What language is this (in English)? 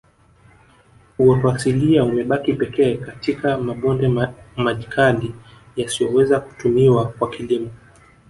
Swahili